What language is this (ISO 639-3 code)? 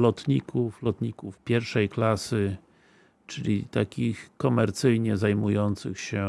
pol